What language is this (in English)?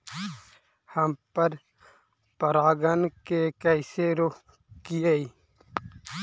Magahi